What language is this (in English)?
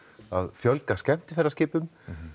Icelandic